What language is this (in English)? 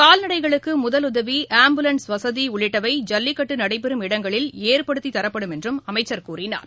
Tamil